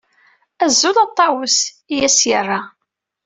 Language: Kabyle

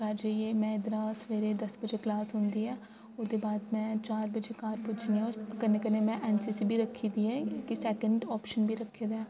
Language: Dogri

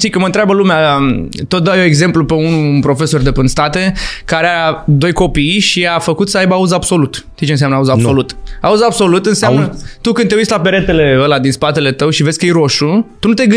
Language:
Romanian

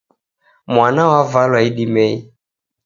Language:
Taita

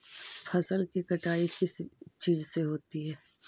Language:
Magahi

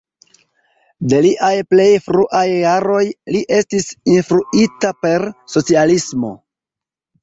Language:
Esperanto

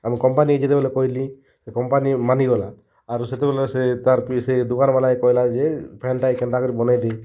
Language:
Odia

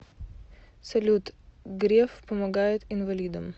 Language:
Russian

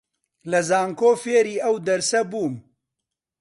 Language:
Central Kurdish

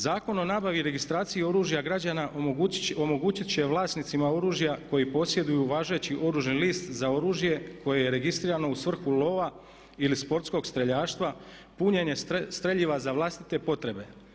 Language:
Croatian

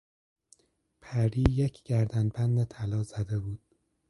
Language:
Persian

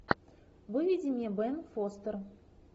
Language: Russian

